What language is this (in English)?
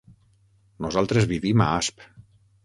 Catalan